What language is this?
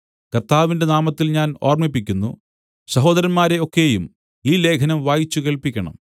Malayalam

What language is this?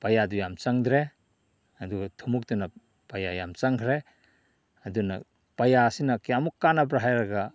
Manipuri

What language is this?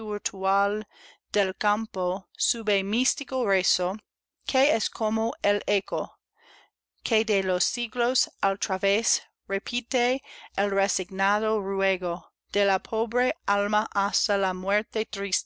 Spanish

